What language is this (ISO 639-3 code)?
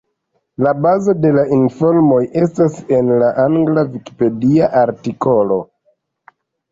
epo